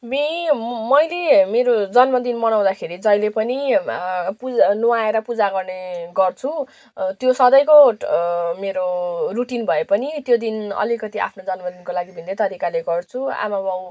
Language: Nepali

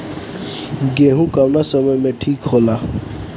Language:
Bhojpuri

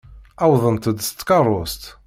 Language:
Kabyle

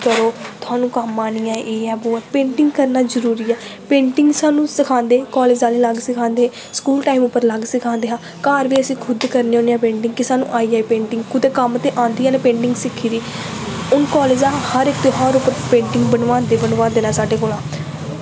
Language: Dogri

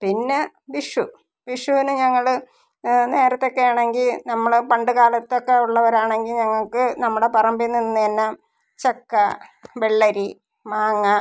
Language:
Malayalam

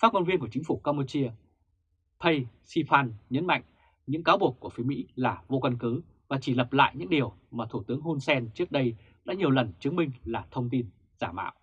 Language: Vietnamese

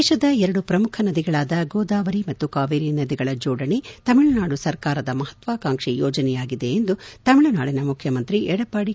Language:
Kannada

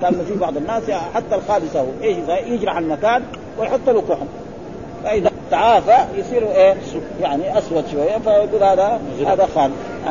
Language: Arabic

